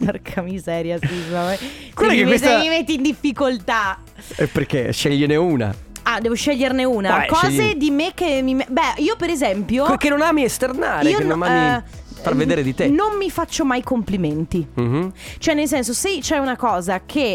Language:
Italian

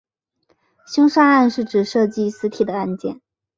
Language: Chinese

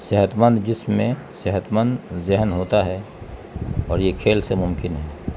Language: Urdu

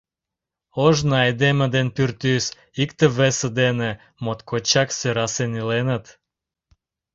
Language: Mari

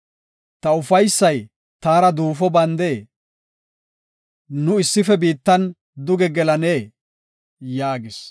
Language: Gofa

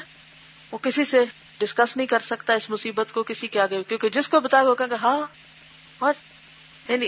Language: Urdu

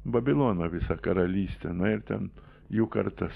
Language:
Lithuanian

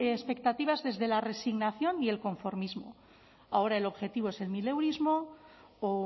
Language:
Spanish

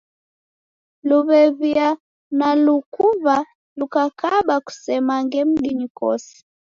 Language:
Taita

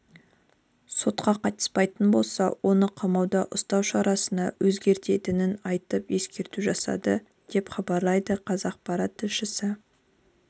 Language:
Kazakh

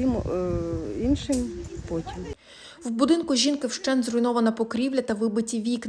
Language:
Ukrainian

